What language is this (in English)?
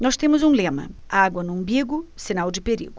Portuguese